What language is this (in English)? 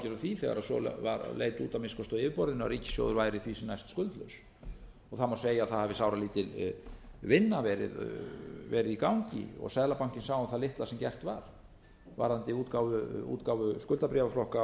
Icelandic